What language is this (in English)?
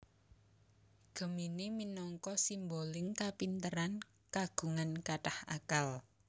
Javanese